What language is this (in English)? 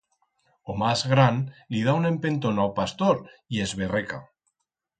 Aragonese